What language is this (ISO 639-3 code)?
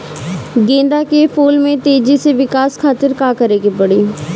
bho